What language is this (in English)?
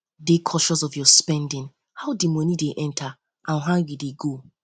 Nigerian Pidgin